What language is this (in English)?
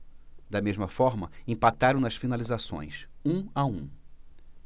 Portuguese